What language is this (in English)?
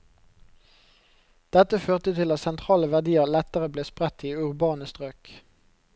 Norwegian